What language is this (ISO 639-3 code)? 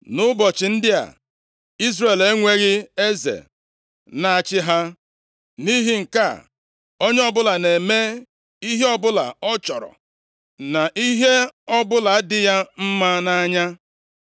ibo